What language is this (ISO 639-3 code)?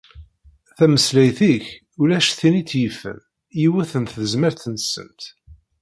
kab